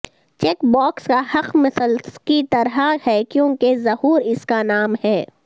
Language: Urdu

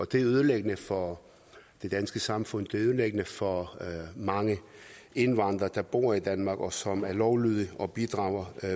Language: Danish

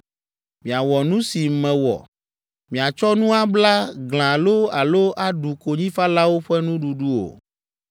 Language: Ewe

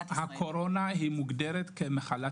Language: Hebrew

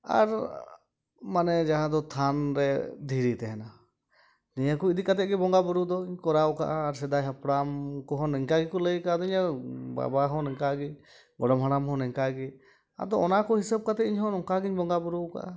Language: Santali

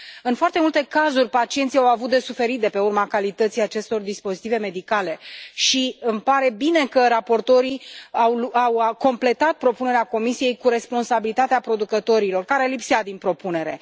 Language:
Romanian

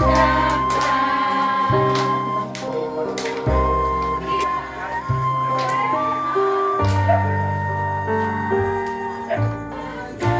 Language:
Indonesian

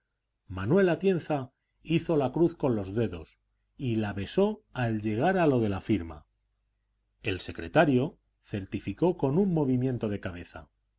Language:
Spanish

